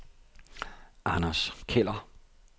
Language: Danish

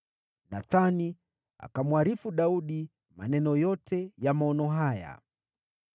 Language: Swahili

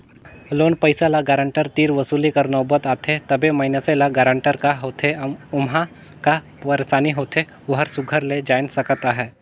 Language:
Chhattisgarhi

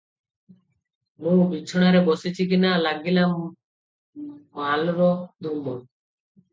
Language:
Odia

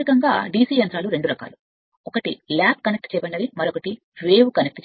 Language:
Telugu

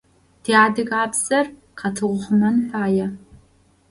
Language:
Adyghe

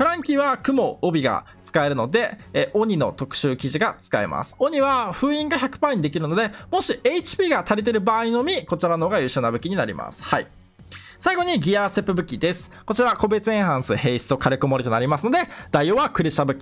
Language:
Japanese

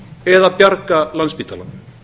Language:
Icelandic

